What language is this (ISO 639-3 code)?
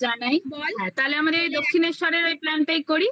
ben